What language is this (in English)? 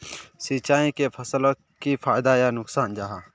Magahi